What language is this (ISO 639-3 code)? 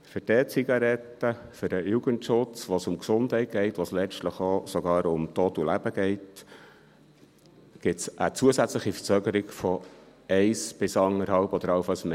gsw